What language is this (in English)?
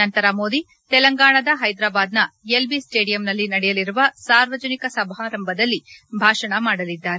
Kannada